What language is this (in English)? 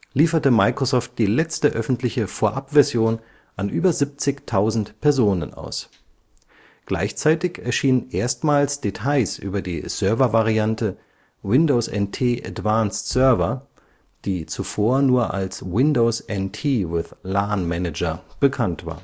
German